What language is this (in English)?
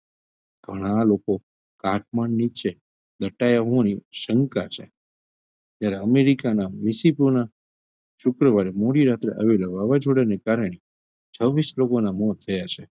Gujarati